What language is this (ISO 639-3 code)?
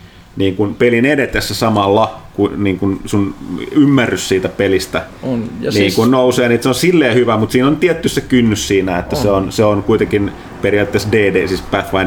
fin